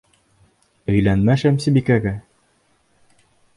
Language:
Bashkir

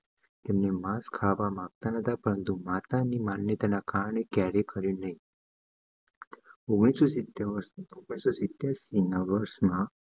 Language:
Gujarati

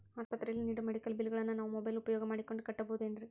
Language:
Kannada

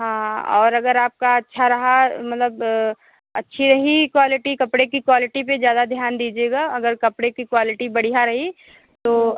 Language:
Hindi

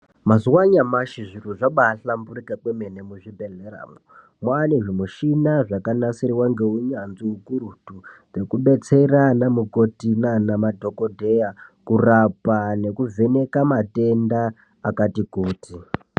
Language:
Ndau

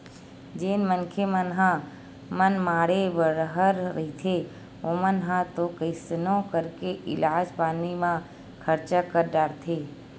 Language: Chhattisgarhi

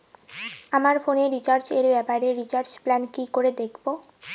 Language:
Bangla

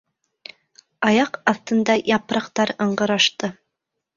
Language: Bashkir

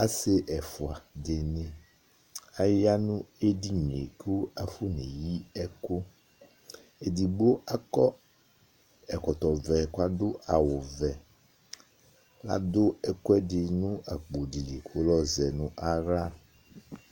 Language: Ikposo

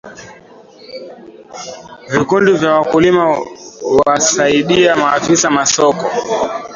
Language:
Swahili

